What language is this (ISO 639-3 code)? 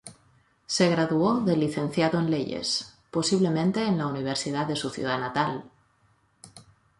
spa